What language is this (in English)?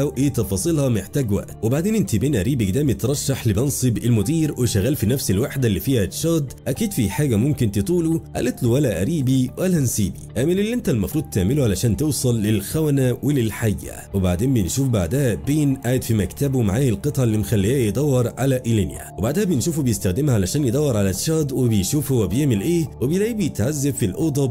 Arabic